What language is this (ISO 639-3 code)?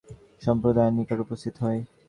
ben